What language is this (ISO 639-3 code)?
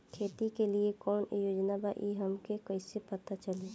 bho